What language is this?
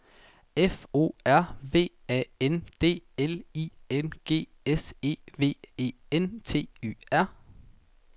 Danish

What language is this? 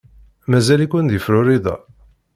Kabyle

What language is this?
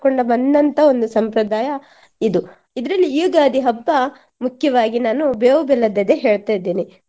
Kannada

